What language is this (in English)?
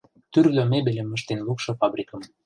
Mari